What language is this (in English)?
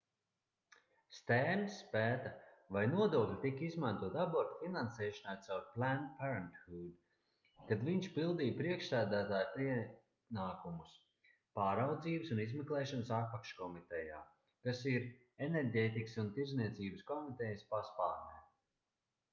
Latvian